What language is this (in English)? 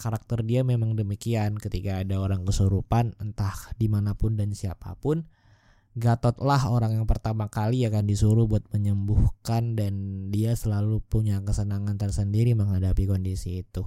Indonesian